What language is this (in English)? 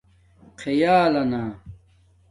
Domaaki